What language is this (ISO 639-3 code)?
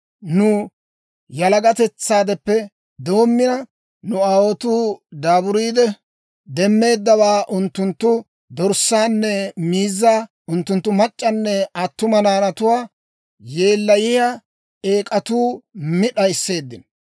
dwr